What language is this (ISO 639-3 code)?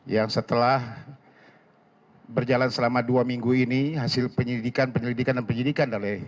ind